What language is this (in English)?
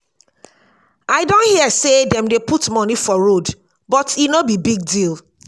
Nigerian Pidgin